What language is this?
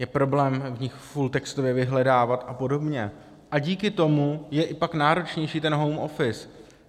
Czech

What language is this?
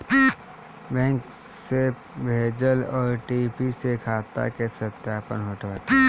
Bhojpuri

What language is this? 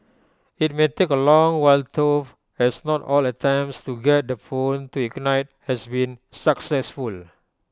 English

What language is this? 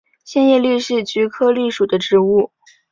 Chinese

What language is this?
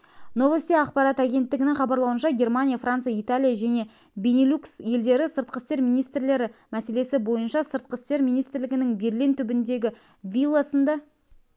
Kazakh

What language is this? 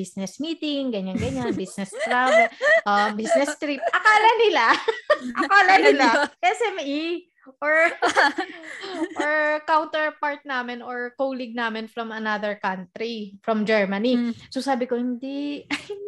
Filipino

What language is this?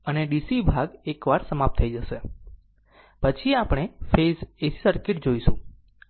Gujarati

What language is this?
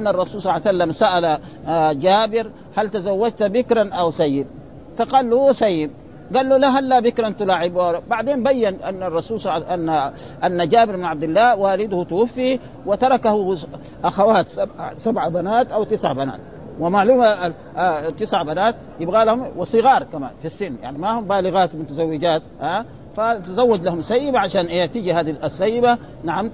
Arabic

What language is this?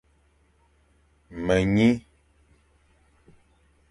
Fang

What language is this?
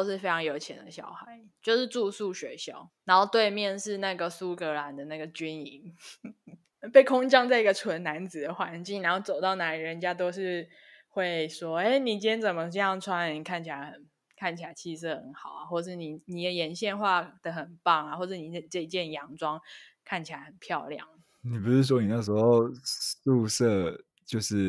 Chinese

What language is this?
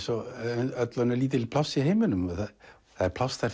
Icelandic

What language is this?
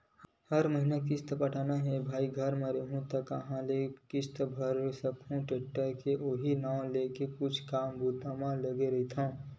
Chhattisgarhi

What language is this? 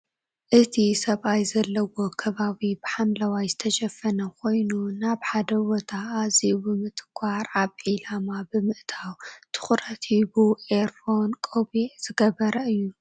Tigrinya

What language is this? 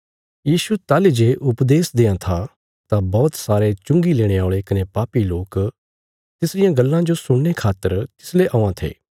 Bilaspuri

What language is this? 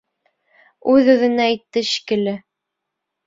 Bashkir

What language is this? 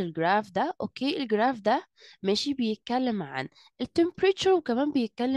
Arabic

